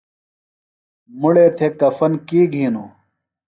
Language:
Phalura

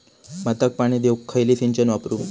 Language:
Marathi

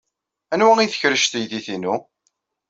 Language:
Kabyle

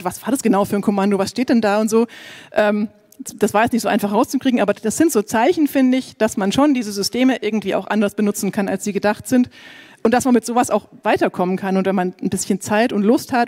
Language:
German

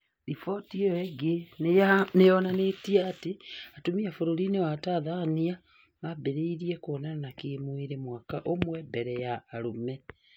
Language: Kikuyu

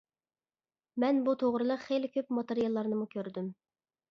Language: Uyghur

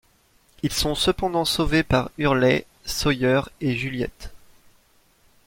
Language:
French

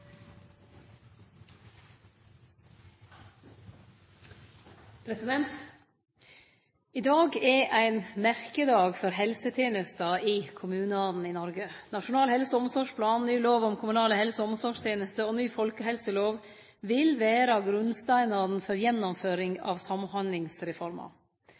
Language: Norwegian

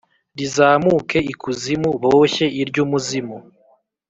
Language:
Kinyarwanda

